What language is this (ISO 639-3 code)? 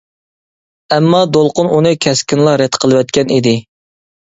uig